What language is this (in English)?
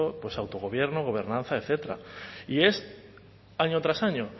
Spanish